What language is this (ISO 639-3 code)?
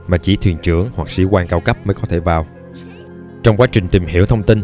vie